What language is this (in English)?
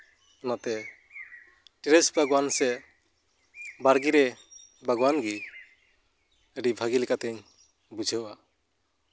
Santali